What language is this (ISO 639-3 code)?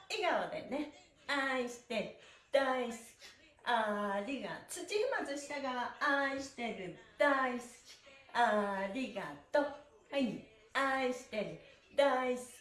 jpn